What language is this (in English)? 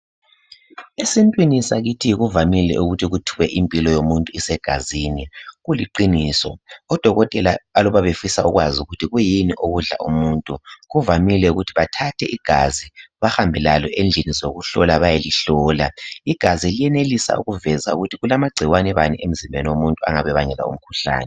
North Ndebele